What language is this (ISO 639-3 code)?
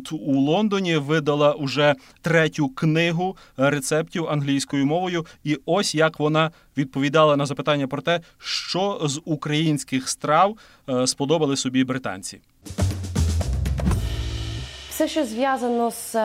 ukr